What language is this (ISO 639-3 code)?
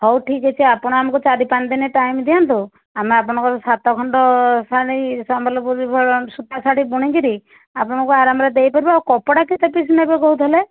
ori